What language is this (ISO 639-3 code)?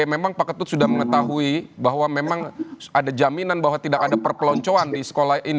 ind